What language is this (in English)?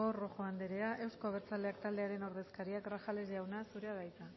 Basque